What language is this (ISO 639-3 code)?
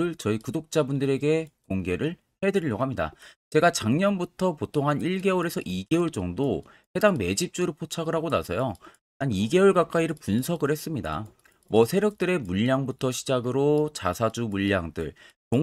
kor